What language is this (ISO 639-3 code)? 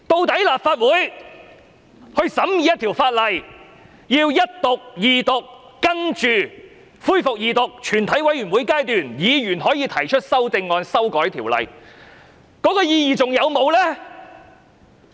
yue